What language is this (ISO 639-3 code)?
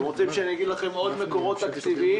heb